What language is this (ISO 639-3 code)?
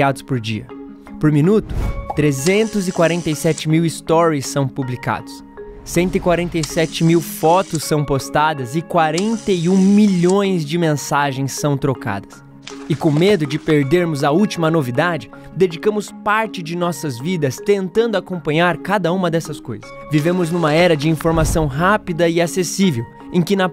por